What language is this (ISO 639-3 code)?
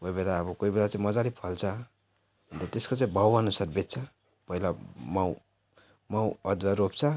nep